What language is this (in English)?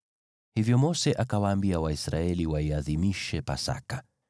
Swahili